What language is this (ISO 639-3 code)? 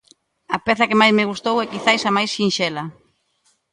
glg